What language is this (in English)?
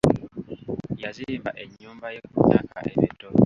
Ganda